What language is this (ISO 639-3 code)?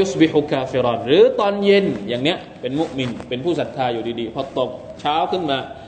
tha